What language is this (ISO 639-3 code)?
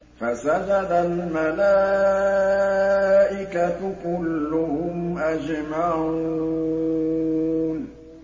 ara